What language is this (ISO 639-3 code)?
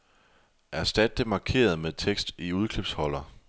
dan